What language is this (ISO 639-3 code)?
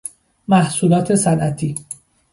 fas